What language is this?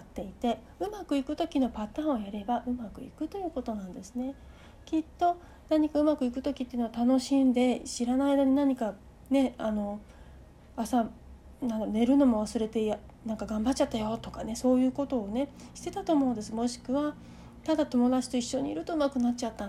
Japanese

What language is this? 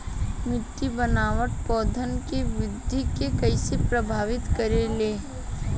Bhojpuri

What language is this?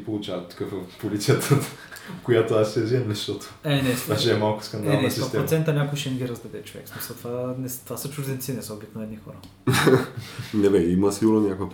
Bulgarian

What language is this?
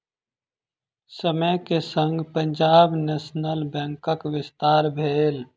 Maithili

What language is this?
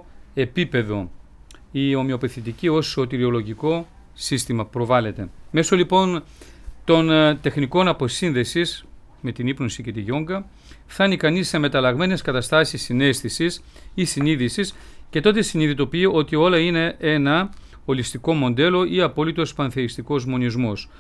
Greek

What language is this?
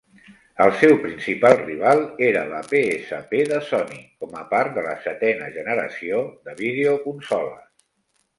Catalan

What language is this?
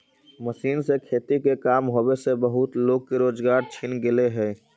Magahi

